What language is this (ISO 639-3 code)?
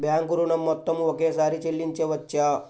tel